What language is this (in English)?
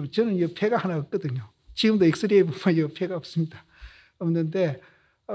Korean